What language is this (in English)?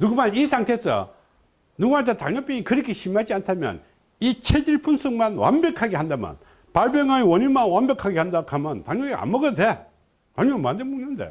Korean